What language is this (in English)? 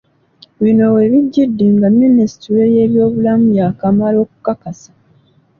Ganda